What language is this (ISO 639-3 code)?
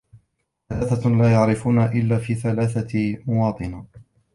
ara